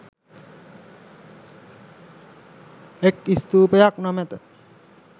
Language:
Sinhala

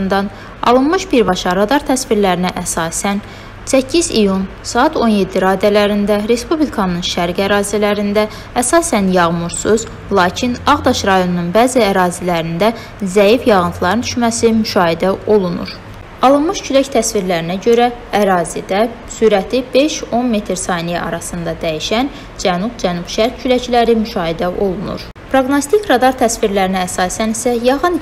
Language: Turkish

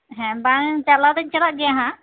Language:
Santali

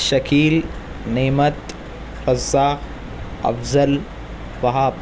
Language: Urdu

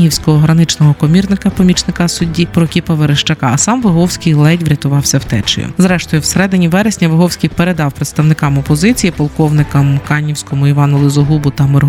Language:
Ukrainian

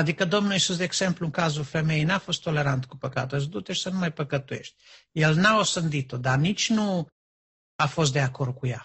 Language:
Romanian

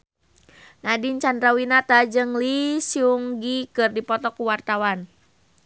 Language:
Sundanese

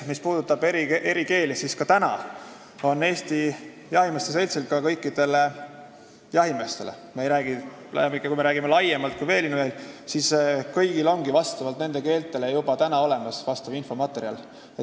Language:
Estonian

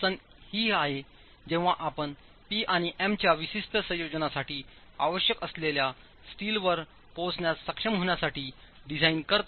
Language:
Marathi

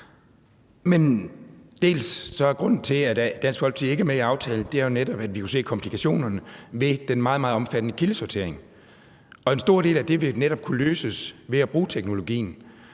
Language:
Danish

